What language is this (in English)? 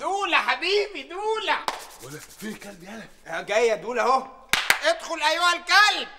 Arabic